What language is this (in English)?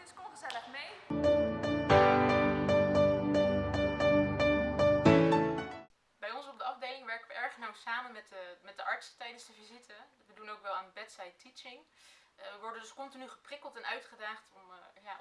Dutch